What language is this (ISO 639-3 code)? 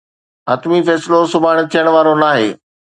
snd